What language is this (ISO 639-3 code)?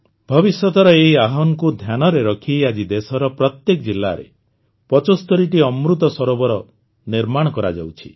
ori